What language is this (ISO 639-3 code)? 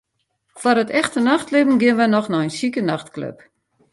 fry